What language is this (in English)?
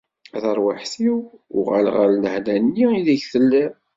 Kabyle